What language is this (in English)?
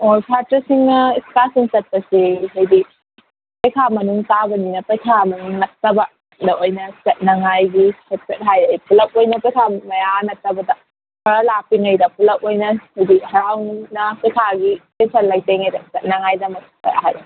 Manipuri